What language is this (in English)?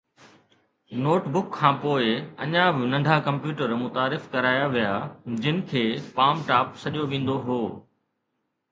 Sindhi